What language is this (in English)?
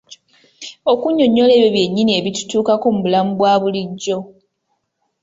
Ganda